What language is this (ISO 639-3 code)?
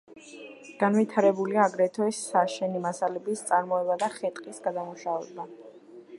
kat